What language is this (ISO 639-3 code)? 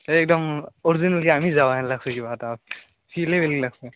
asm